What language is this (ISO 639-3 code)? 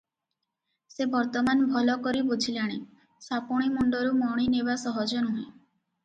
ori